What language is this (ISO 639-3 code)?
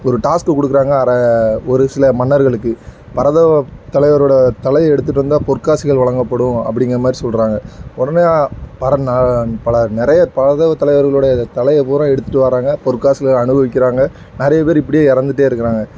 tam